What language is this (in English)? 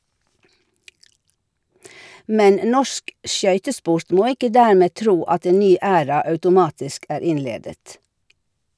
Norwegian